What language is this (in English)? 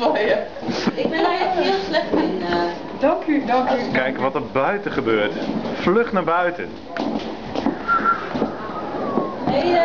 Dutch